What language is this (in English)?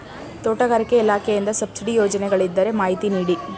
Kannada